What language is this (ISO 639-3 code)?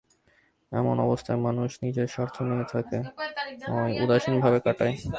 ben